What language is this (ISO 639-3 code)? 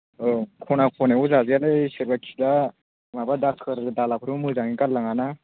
brx